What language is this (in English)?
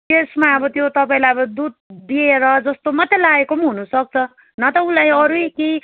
Nepali